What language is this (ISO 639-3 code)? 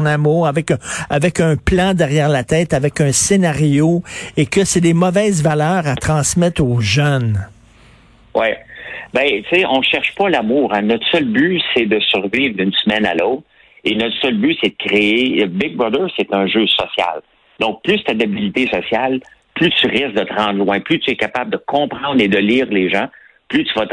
fra